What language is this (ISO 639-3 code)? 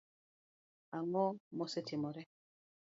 luo